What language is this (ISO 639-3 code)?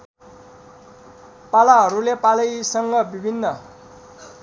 nep